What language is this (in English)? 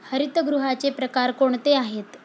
Marathi